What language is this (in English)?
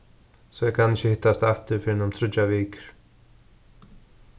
Faroese